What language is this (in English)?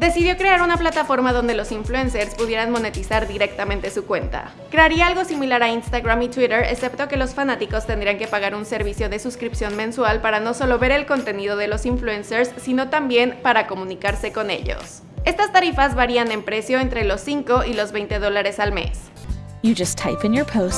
Spanish